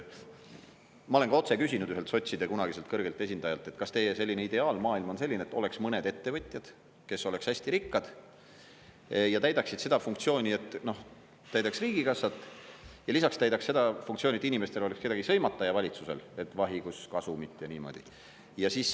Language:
Estonian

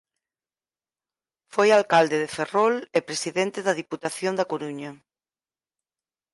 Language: Galician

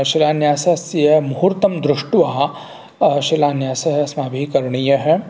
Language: Sanskrit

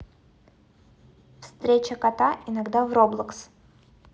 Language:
Russian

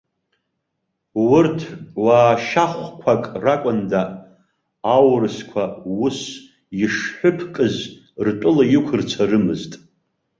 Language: Abkhazian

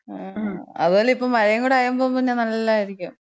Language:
Malayalam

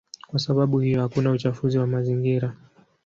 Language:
Swahili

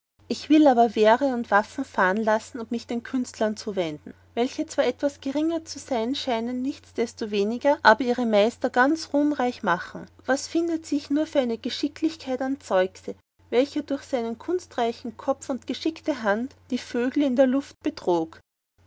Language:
German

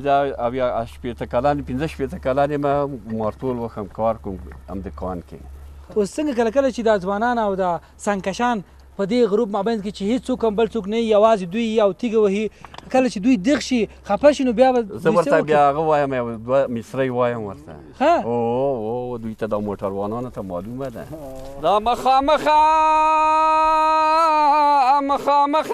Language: Persian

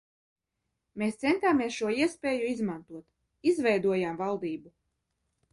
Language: Latvian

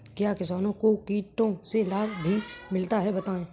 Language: Hindi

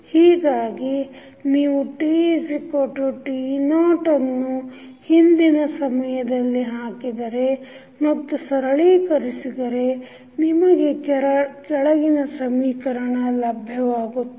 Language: Kannada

